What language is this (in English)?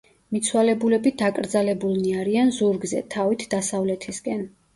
Georgian